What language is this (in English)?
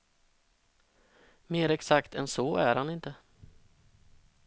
Swedish